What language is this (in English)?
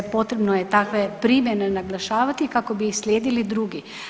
Croatian